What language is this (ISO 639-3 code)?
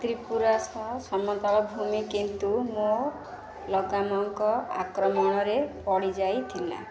ori